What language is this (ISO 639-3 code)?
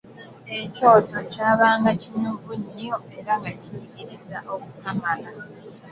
lug